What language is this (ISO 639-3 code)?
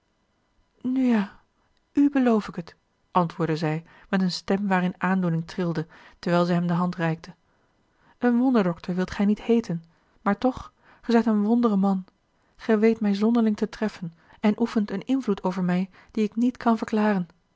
nld